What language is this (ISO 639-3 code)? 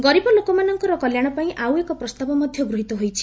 ori